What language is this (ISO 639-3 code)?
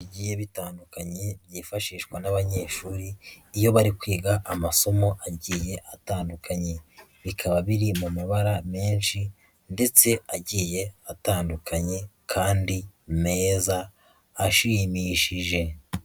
kin